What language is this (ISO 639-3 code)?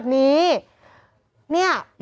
tha